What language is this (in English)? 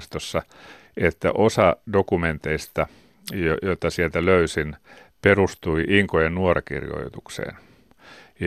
Finnish